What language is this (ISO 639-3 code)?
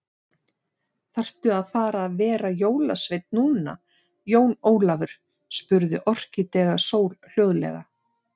isl